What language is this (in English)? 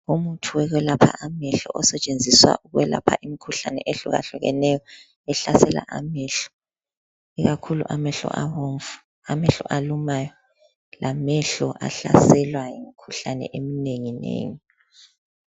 North Ndebele